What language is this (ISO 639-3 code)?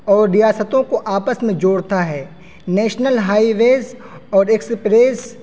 urd